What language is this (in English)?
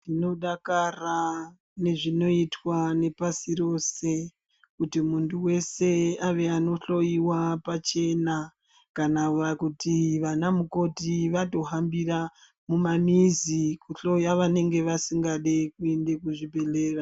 Ndau